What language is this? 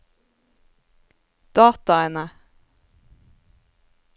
Norwegian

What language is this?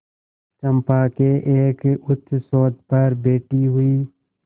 Hindi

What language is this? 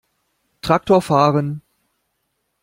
German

